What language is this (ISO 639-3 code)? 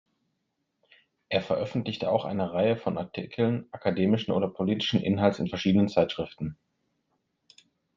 deu